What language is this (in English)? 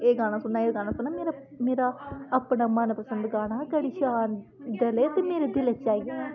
Dogri